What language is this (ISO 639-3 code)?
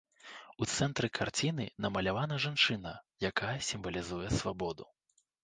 bel